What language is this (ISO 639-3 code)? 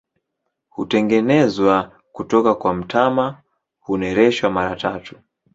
swa